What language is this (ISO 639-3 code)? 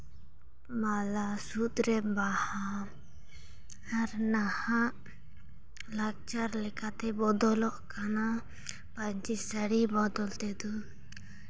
sat